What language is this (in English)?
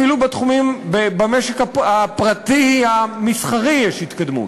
Hebrew